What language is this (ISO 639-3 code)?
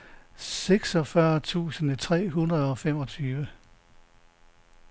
dan